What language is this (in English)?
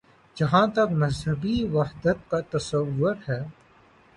Urdu